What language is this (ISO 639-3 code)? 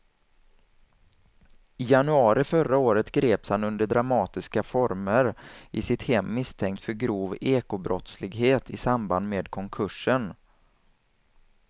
swe